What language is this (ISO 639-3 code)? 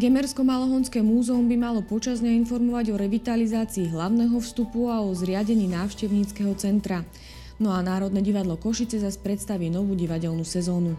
slk